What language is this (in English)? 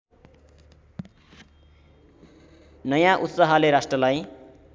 Nepali